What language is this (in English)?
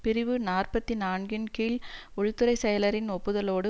Tamil